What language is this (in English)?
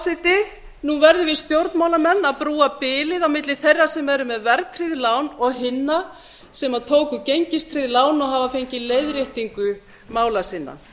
Icelandic